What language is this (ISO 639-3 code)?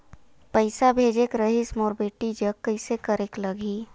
hne